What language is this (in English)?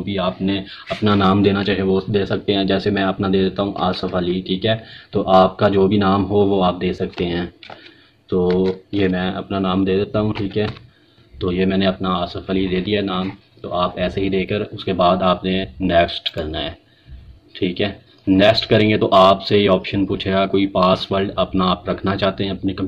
Hindi